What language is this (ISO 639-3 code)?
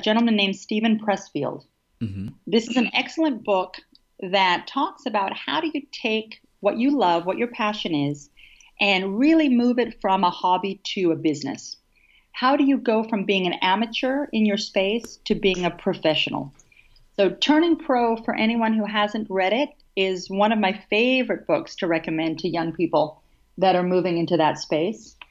eng